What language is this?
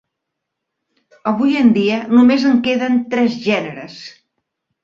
Catalan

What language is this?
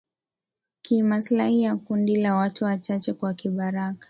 Swahili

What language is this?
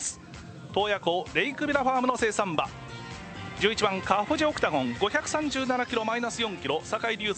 Japanese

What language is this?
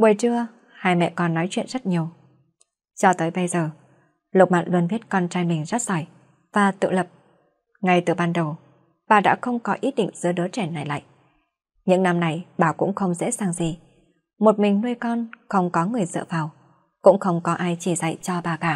Vietnamese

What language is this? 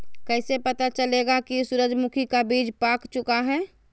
Magahi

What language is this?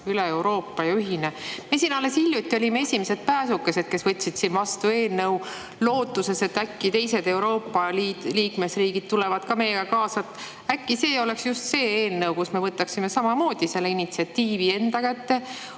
Estonian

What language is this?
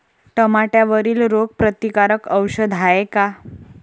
Marathi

